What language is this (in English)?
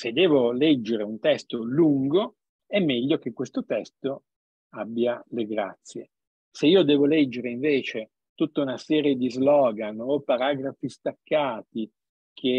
Italian